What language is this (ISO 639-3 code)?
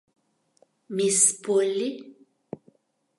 chm